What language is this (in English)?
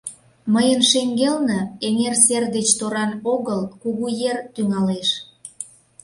Mari